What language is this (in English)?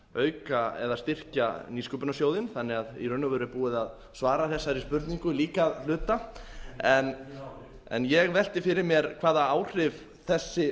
Icelandic